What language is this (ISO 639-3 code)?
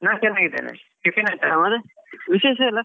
kan